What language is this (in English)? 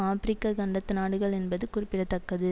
Tamil